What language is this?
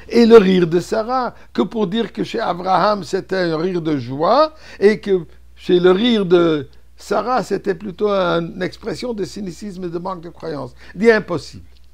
French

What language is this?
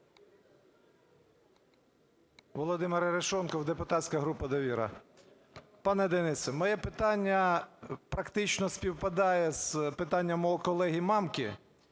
Ukrainian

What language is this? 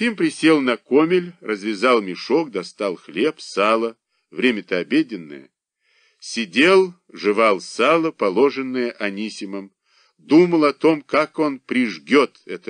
Russian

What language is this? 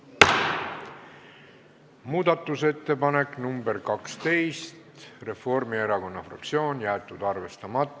Estonian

